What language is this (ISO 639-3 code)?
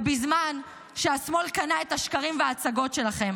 heb